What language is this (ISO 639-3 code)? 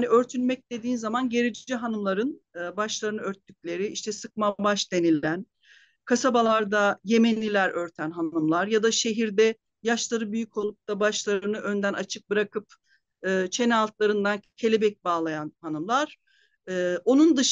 tur